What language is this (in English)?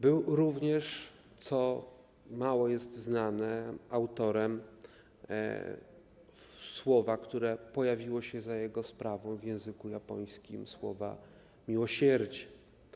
Polish